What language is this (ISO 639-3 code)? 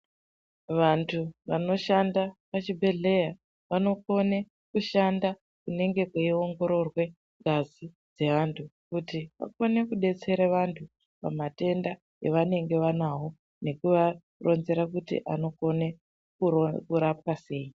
ndc